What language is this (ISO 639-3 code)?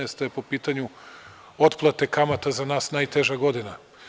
srp